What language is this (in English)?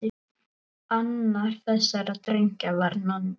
Icelandic